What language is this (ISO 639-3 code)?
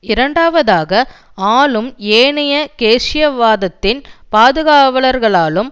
tam